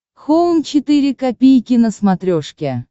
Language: Russian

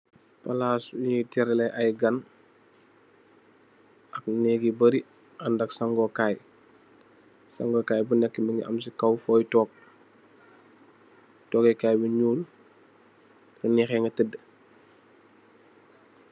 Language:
Wolof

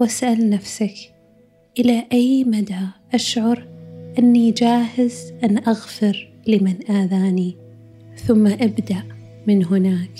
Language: Arabic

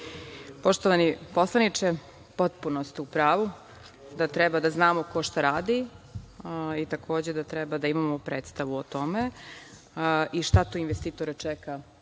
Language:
Serbian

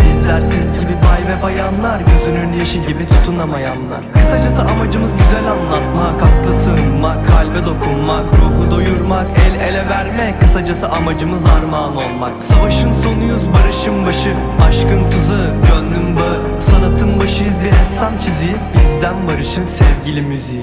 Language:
Turkish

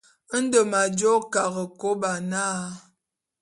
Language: Bulu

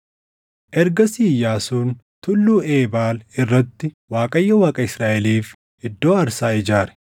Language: Oromo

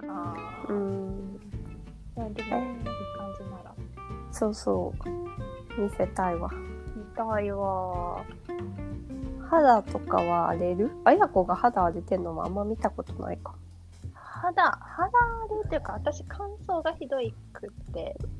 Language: Japanese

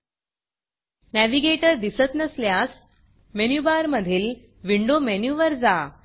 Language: Marathi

